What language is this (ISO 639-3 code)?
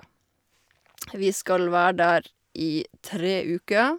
nor